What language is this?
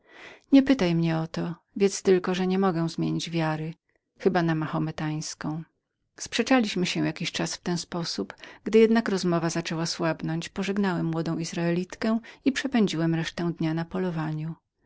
Polish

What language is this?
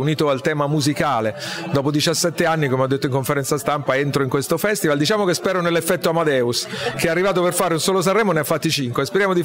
Italian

